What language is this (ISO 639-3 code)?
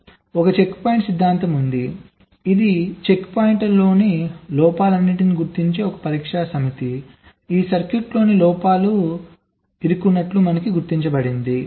tel